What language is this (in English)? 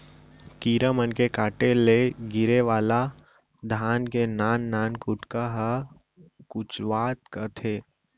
Chhattisgarhi